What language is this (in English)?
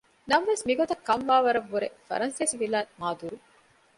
Divehi